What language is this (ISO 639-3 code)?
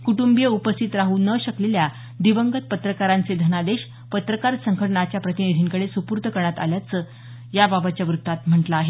mar